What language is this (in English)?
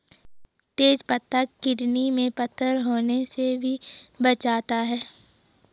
Hindi